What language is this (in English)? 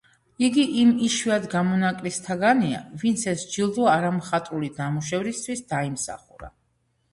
Georgian